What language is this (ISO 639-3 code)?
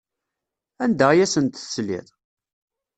kab